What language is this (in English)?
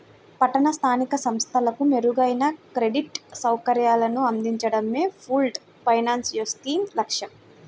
Telugu